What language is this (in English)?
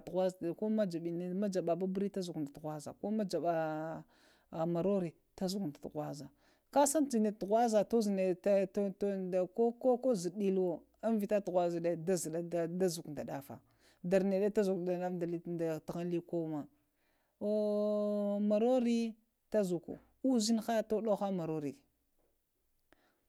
Lamang